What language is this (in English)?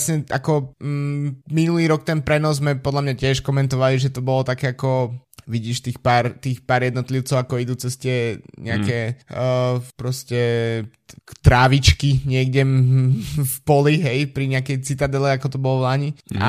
Slovak